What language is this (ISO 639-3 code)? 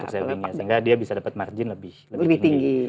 ind